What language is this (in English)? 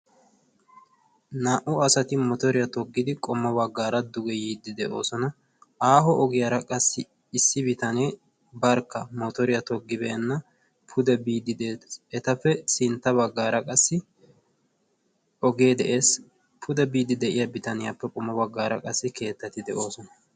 Wolaytta